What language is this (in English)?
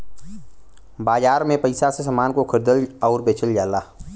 Bhojpuri